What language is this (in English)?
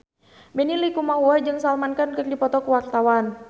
Sundanese